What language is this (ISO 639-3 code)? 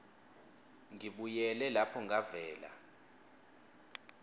ssw